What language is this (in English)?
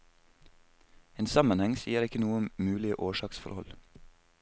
Norwegian